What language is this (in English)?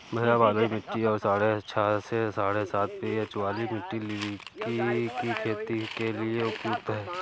Hindi